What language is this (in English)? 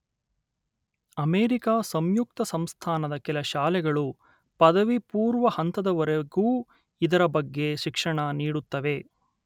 Kannada